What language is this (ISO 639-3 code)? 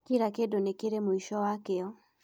kik